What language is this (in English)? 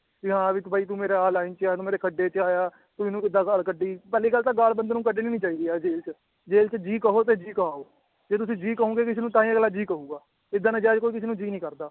Punjabi